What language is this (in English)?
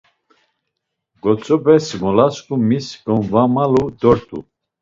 Laz